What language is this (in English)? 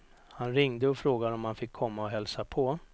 Swedish